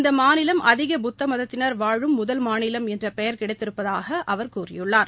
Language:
Tamil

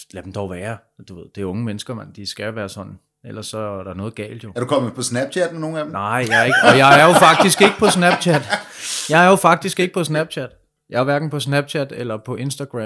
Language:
Danish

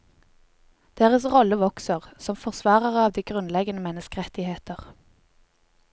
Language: Norwegian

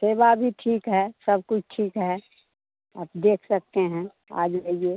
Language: Hindi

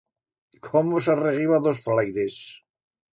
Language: Aragonese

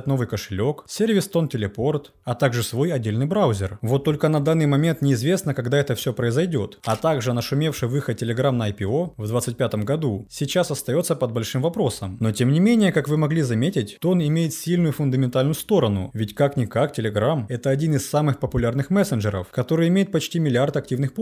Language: Russian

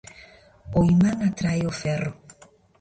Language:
Galician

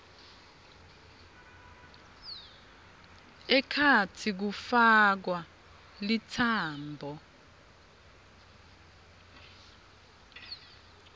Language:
Swati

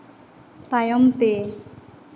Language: Santali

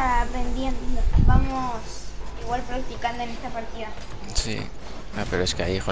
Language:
Spanish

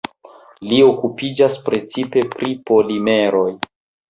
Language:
Esperanto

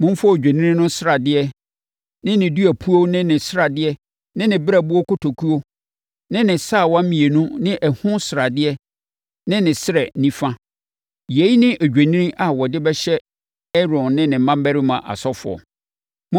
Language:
Akan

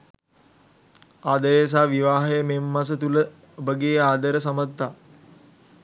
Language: Sinhala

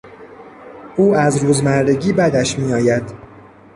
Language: Persian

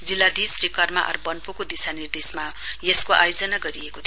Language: Nepali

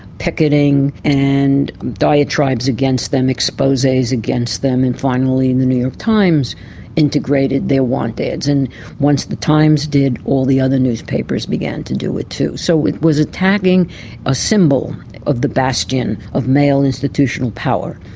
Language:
English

